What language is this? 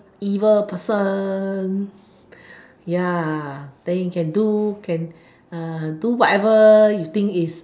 English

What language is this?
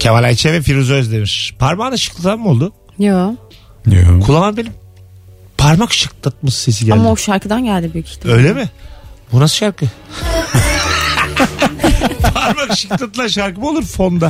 Turkish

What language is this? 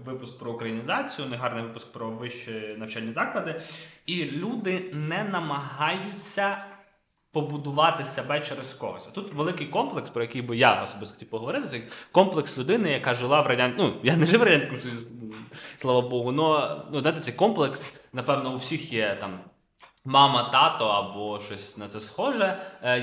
Ukrainian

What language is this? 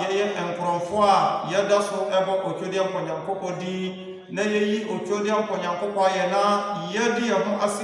Akan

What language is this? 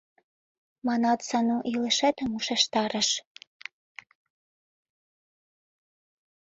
Mari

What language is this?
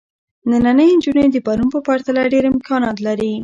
Pashto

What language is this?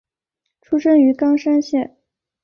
Chinese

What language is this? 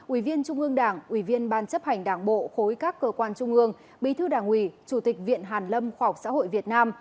Vietnamese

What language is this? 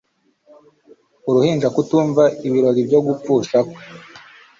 Kinyarwanda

